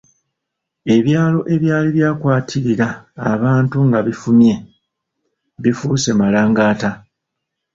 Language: Ganda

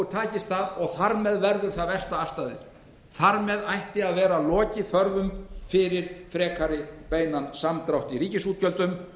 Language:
Icelandic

